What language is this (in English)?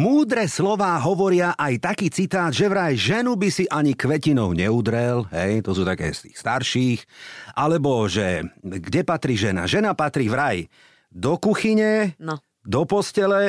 Slovak